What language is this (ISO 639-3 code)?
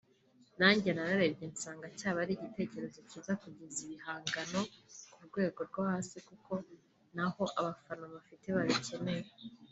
kin